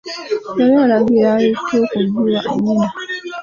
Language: Ganda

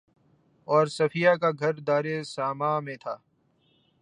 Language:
Urdu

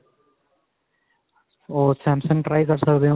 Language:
Punjabi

